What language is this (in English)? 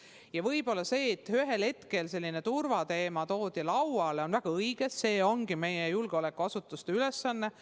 Estonian